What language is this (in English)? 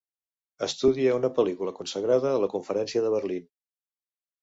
Catalan